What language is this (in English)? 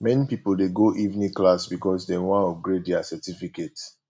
Nigerian Pidgin